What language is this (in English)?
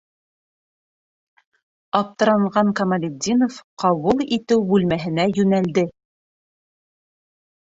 Bashkir